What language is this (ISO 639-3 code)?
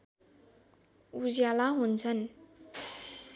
nep